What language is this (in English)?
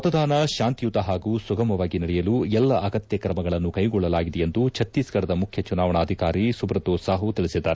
Kannada